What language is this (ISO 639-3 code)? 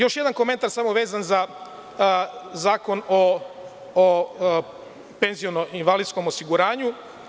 srp